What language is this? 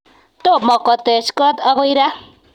Kalenjin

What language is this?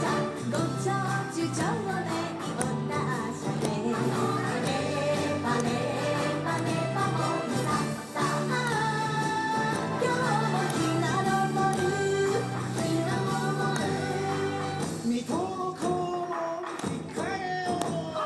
Japanese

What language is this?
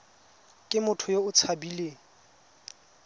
Tswana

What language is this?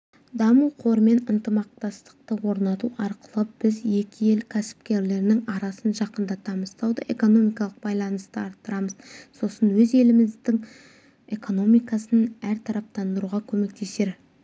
Kazakh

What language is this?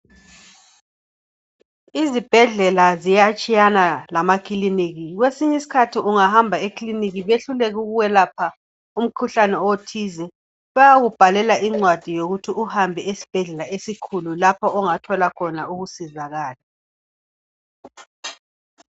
North Ndebele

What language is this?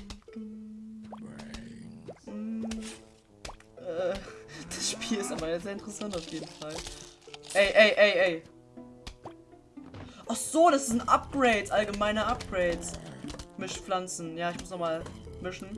German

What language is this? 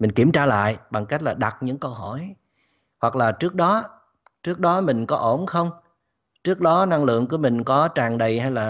Vietnamese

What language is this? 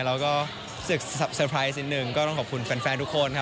Thai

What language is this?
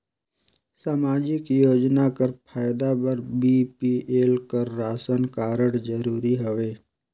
Chhattisgarhi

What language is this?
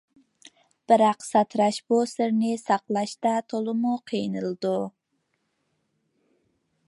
Uyghur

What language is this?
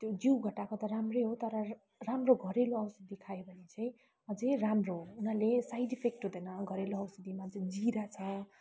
Nepali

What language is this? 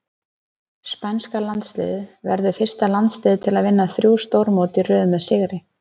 Icelandic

